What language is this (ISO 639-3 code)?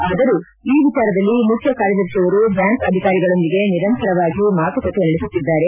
kan